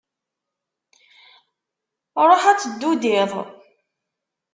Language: Kabyle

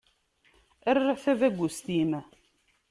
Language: Kabyle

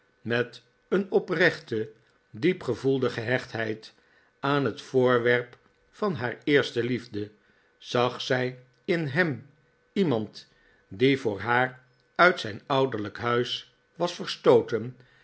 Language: Dutch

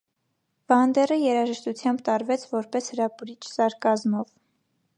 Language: Armenian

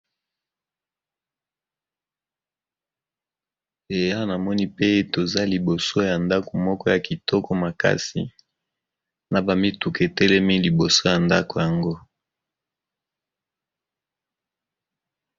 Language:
Lingala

